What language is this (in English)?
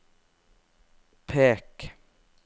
Norwegian